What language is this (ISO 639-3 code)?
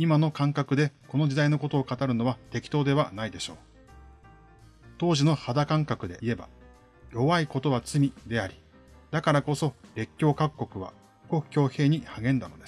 jpn